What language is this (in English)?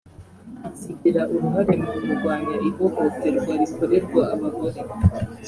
Kinyarwanda